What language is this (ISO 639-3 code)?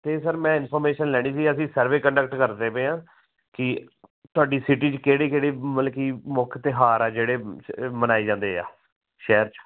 pan